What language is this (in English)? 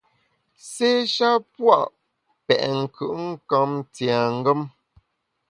Bamun